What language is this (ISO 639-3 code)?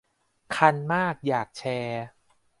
tha